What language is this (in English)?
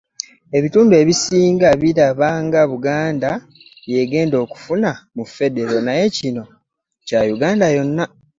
Ganda